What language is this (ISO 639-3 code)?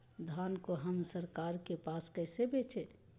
mag